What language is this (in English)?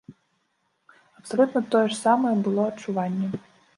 Belarusian